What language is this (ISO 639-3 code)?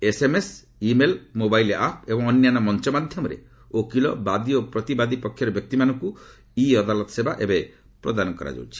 ori